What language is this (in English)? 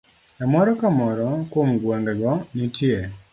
Luo (Kenya and Tanzania)